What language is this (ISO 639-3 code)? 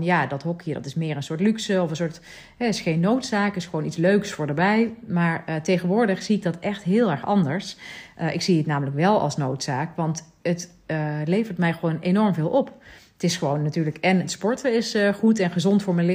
nld